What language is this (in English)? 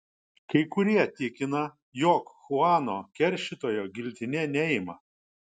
Lithuanian